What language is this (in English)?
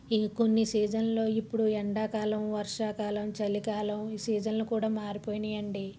Telugu